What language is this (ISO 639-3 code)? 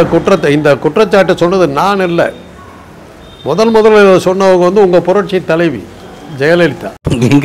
tam